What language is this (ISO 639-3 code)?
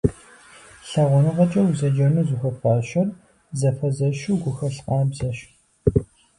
kbd